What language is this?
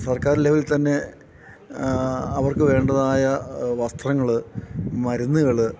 Malayalam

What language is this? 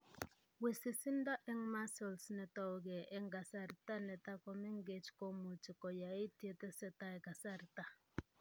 Kalenjin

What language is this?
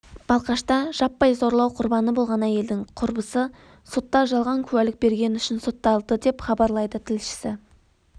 Kazakh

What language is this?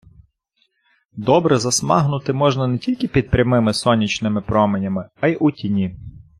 Ukrainian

